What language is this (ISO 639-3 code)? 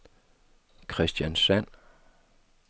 dan